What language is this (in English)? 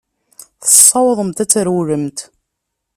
Kabyle